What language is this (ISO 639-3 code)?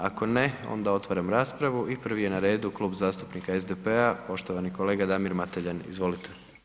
hrv